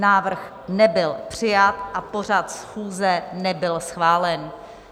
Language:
Czech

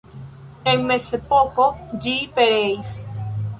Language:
Esperanto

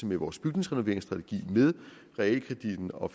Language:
Danish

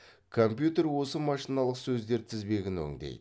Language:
Kazakh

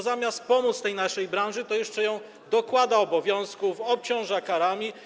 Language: Polish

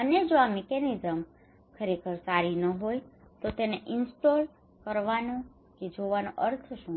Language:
Gujarati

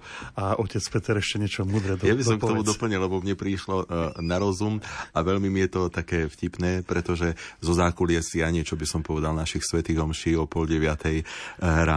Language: Slovak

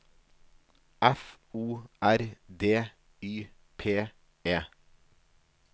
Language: Norwegian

